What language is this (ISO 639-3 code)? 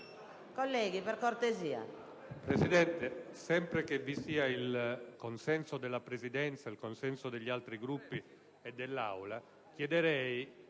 ita